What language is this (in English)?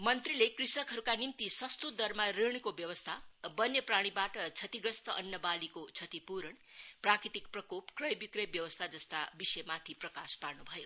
Nepali